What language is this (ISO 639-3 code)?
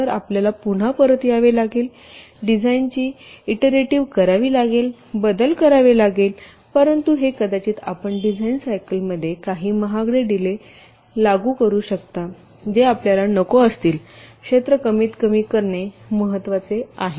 mar